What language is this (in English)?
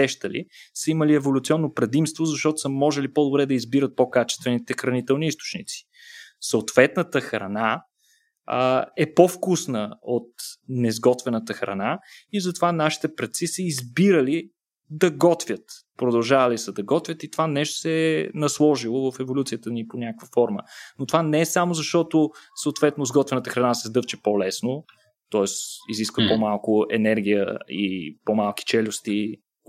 Bulgarian